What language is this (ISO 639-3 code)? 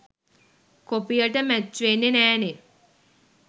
sin